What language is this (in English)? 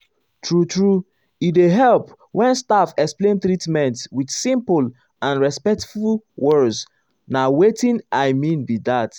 Nigerian Pidgin